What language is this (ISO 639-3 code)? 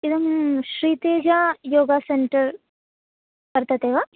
san